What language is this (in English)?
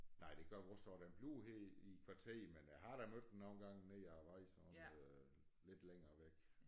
Danish